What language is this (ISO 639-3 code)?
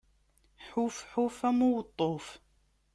kab